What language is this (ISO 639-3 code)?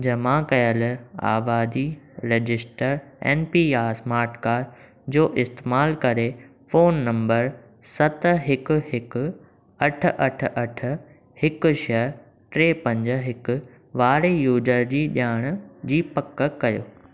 snd